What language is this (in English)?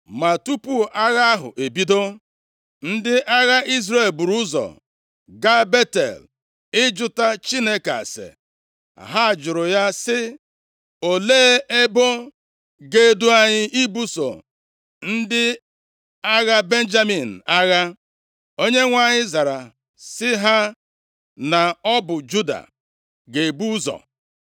Igbo